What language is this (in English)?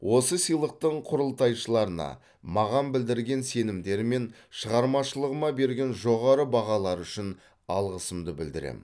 Kazakh